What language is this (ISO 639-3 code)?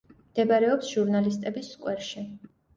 kat